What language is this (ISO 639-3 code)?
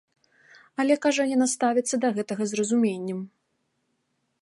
bel